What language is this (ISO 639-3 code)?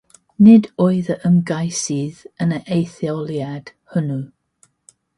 cym